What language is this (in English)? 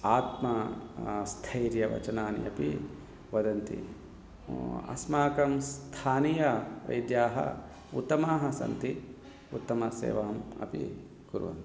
Sanskrit